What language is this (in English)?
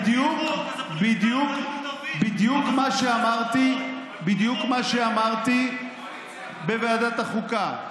Hebrew